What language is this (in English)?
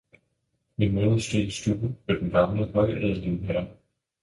Danish